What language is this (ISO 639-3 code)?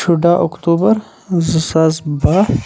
kas